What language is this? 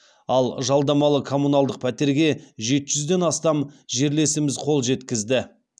Kazakh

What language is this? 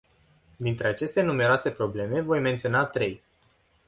Romanian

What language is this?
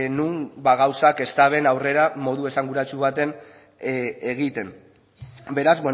Basque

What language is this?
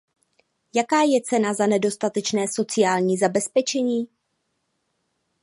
Czech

